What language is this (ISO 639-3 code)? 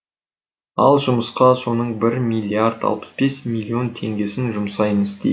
kaz